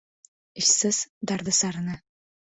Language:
Uzbek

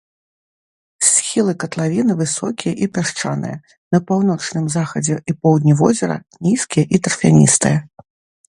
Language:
Belarusian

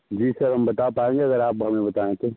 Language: Hindi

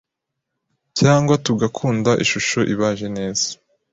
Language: Kinyarwanda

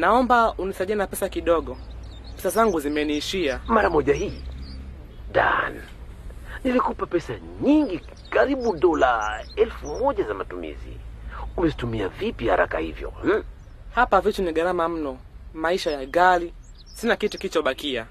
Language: Swahili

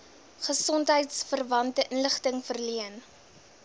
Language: Afrikaans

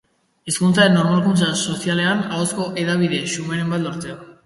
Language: Basque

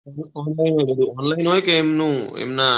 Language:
Gujarati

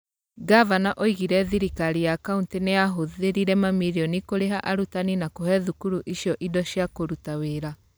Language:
Kikuyu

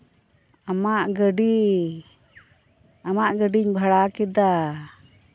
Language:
Santali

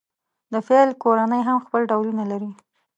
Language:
Pashto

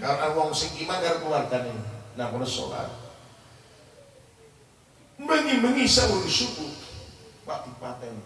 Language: Indonesian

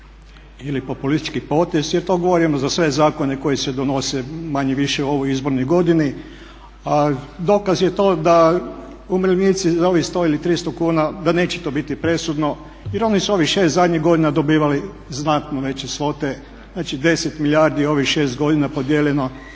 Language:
Croatian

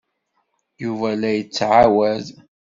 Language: Kabyle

